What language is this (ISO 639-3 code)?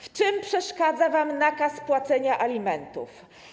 pol